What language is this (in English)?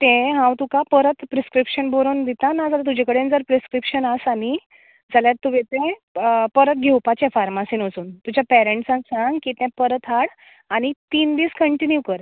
Konkani